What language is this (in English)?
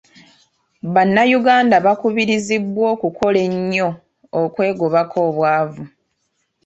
Ganda